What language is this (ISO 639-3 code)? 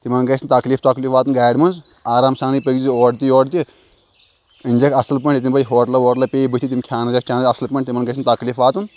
kas